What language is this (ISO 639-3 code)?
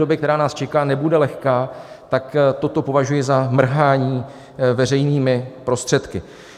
ces